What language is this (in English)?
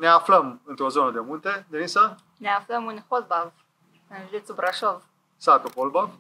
Romanian